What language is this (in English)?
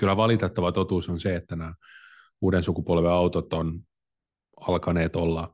Finnish